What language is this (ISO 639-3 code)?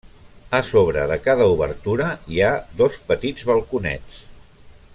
cat